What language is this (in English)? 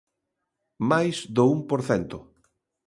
Galician